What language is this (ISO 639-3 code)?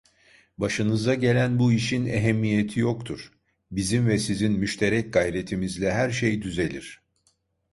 tur